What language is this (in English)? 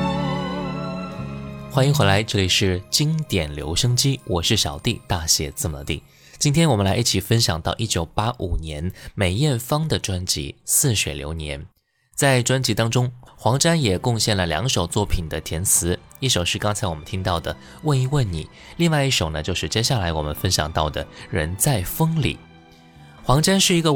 Chinese